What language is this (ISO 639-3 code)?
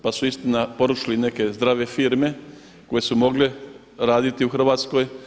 hrv